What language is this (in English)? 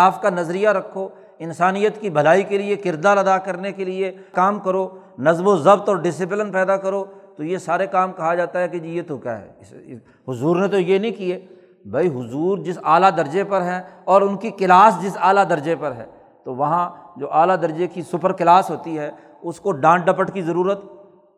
Urdu